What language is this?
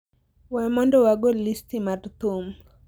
Luo (Kenya and Tanzania)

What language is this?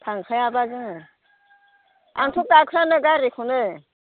Bodo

